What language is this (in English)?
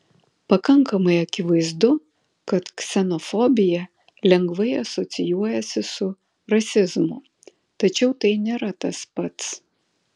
Lithuanian